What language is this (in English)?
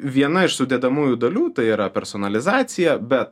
Lithuanian